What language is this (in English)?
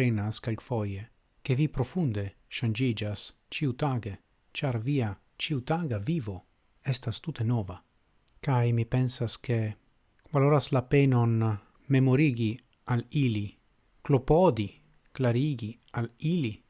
Italian